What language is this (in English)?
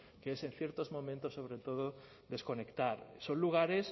Spanish